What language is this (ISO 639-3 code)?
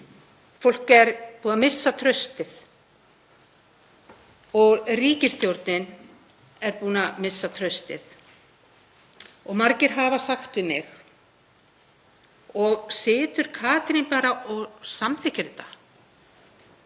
isl